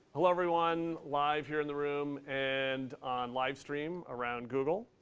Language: English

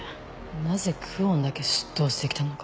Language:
Japanese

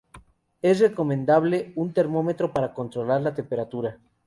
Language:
Spanish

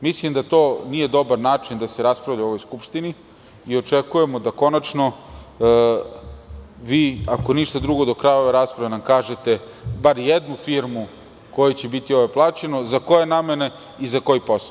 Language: Serbian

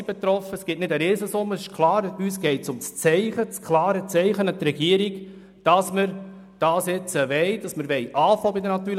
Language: Swiss German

